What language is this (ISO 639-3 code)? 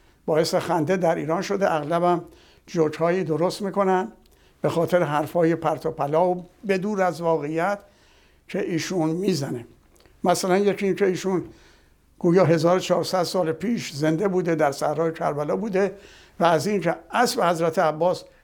fas